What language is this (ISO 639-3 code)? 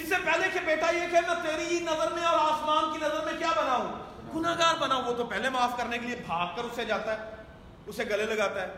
urd